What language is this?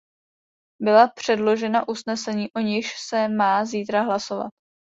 Czech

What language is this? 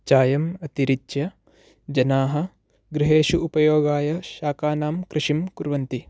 Sanskrit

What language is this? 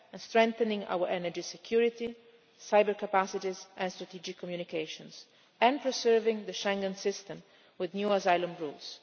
English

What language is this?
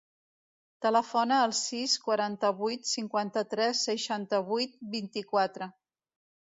Catalan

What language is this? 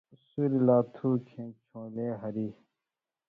Indus Kohistani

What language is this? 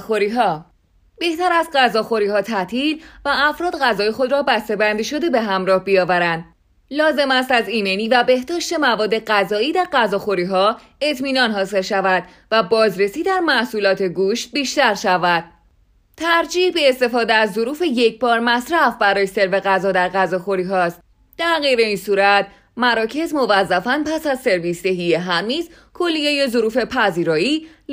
Persian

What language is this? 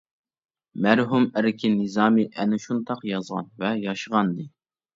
Uyghur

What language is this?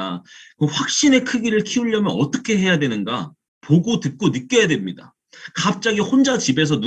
Korean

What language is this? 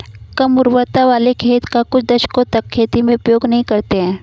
Hindi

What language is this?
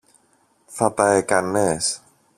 Greek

